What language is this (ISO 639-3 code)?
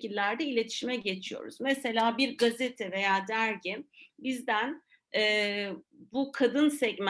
tur